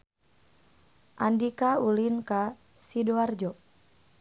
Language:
Sundanese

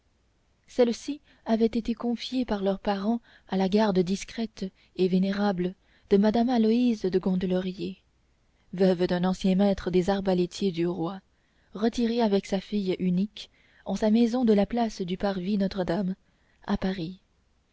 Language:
French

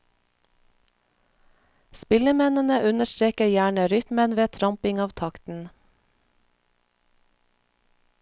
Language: Norwegian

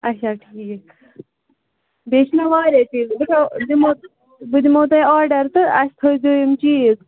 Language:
Kashmiri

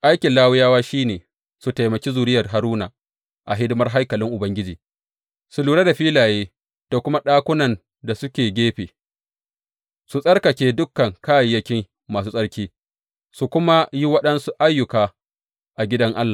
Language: Hausa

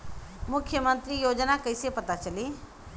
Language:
Bhojpuri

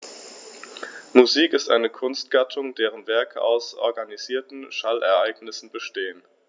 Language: German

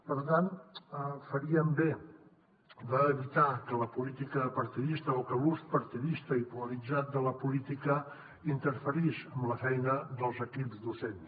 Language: Catalan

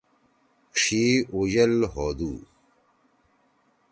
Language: Torwali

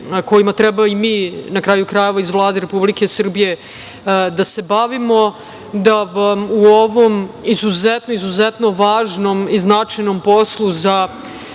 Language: Serbian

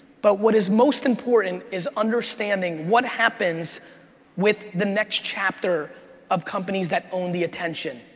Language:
English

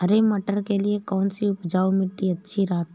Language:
Hindi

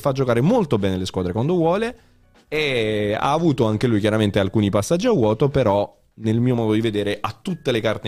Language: Italian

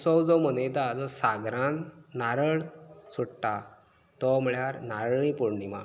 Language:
Konkani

